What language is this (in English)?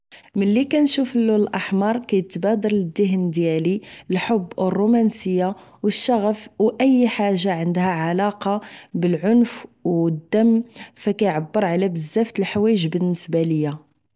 Moroccan Arabic